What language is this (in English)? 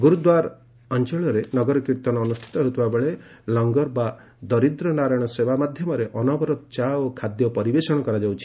Odia